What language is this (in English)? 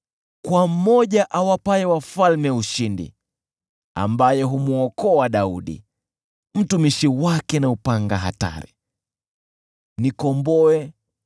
Swahili